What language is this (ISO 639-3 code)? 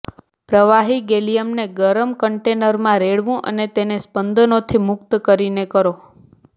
guj